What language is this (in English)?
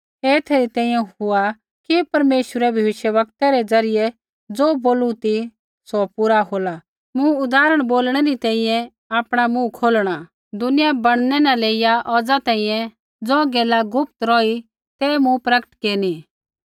Kullu Pahari